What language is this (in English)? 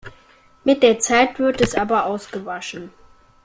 German